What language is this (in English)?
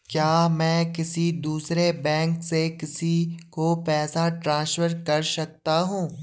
Hindi